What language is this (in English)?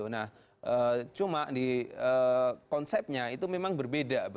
Indonesian